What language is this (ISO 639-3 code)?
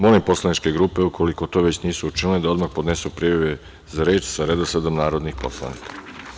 srp